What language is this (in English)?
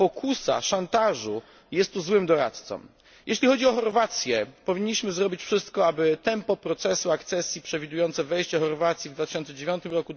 Polish